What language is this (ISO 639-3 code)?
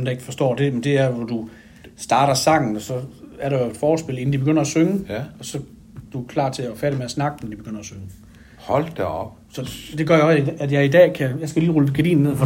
dan